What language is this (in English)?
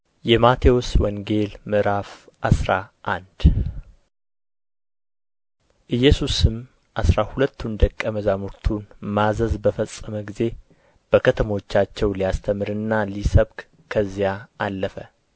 Amharic